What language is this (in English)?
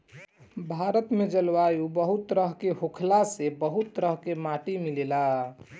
Bhojpuri